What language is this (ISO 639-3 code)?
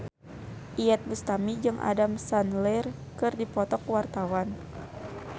sun